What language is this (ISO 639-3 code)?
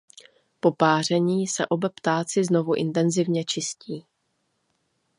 ces